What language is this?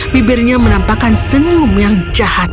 Indonesian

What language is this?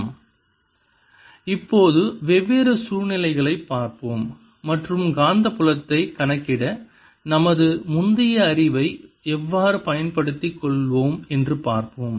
Tamil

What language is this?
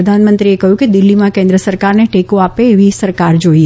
Gujarati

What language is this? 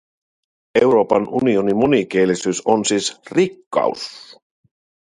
Finnish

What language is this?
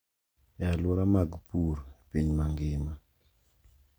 Luo (Kenya and Tanzania)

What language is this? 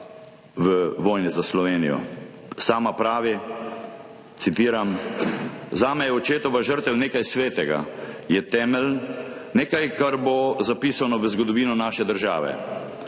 Slovenian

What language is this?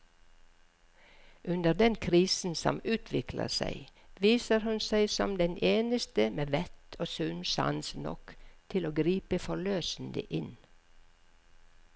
Norwegian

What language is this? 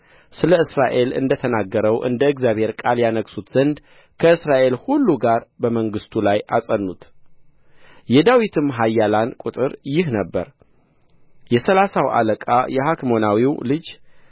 Amharic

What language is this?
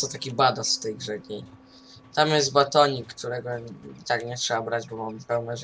Polish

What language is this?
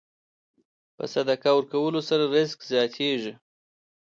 Pashto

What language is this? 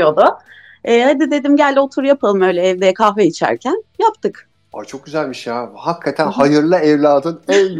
Turkish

